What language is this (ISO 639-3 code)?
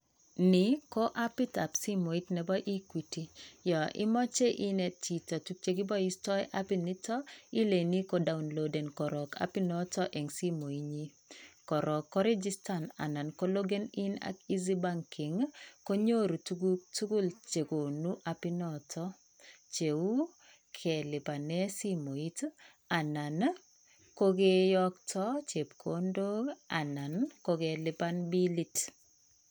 kln